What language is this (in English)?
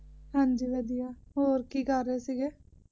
Punjabi